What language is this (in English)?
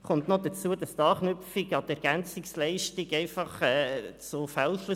Swiss German